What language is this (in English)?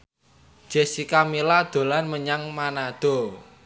Javanese